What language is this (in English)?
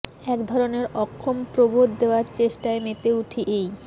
Bangla